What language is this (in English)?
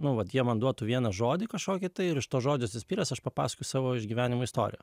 Lithuanian